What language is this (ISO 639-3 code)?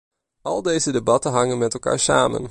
nld